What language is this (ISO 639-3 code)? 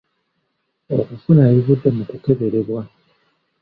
lug